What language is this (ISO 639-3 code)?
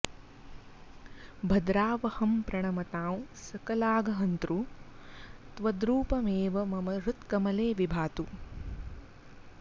san